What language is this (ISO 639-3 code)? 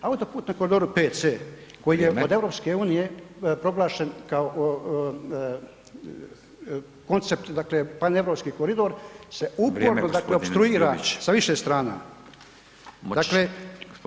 hrv